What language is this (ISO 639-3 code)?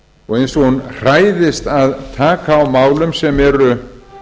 isl